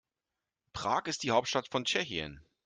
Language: German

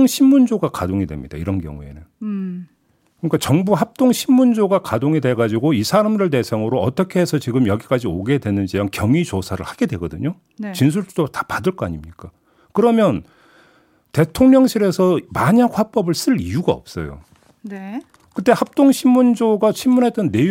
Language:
Korean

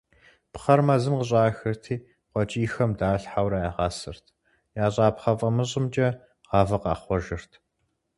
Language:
Kabardian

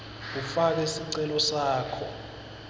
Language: Swati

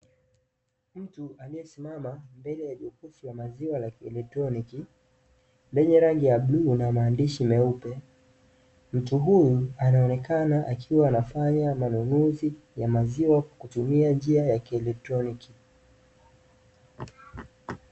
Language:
Swahili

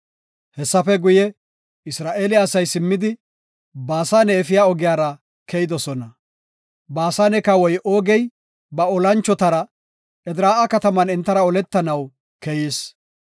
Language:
Gofa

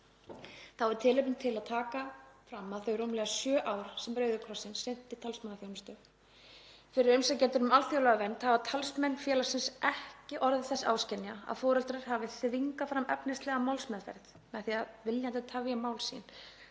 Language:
Icelandic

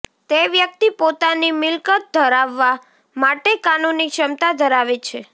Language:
Gujarati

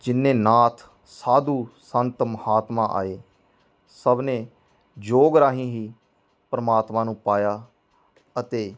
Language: Punjabi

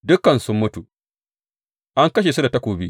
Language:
Hausa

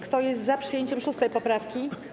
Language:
Polish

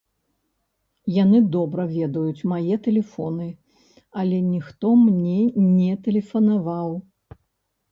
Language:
Belarusian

